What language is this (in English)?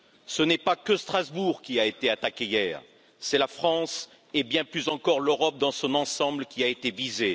French